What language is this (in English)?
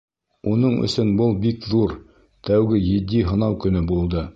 Bashkir